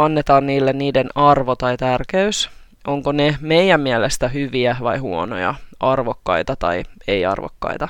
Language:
Finnish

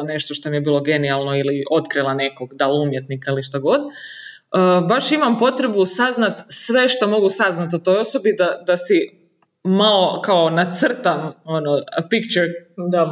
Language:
Croatian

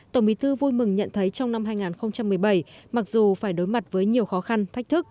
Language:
Vietnamese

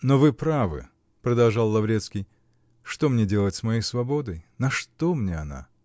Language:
Russian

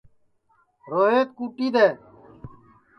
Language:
Sansi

